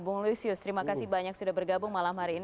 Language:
Indonesian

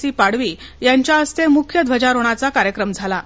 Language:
Marathi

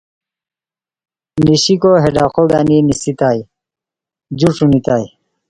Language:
Khowar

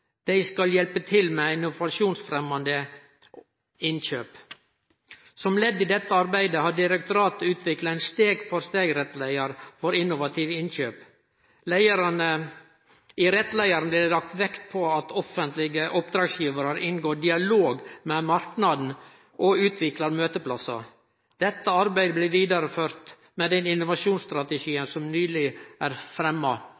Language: Norwegian Nynorsk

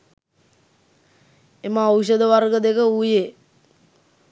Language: Sinhala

